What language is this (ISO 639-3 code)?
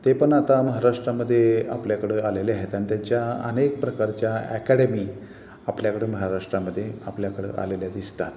mar